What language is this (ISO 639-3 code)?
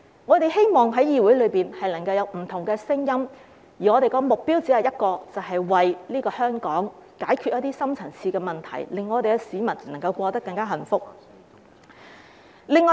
yue